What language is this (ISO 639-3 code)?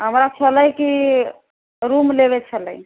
mai